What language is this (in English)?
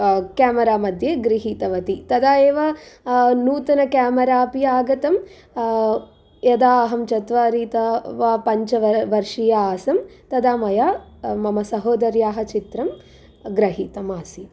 Sanskrit